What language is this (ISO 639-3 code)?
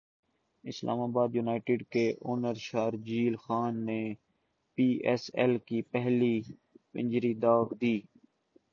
urd